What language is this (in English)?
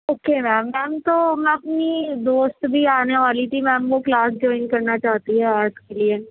Urdu